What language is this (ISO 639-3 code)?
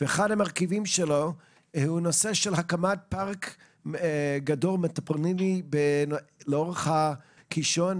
heb